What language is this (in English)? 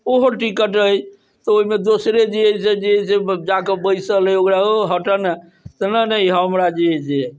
Maithili